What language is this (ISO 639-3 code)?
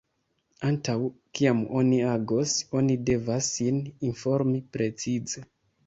epo